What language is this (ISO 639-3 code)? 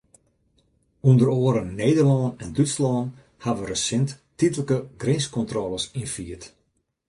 fry